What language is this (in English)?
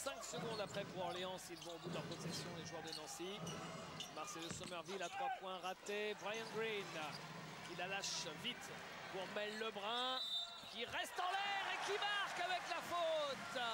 French